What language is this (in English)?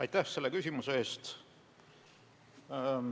Estonian